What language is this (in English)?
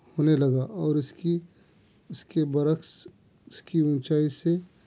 Urdu